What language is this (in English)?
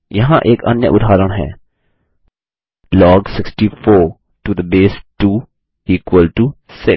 Hindi